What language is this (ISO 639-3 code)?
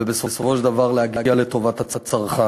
heb